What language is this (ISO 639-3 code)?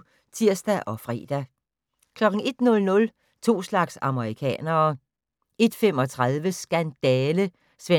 dan